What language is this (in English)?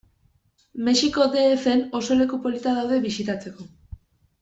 Basque